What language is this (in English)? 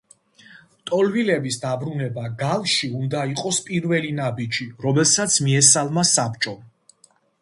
Georgian